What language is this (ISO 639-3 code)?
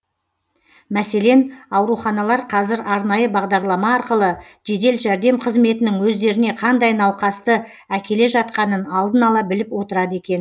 kaz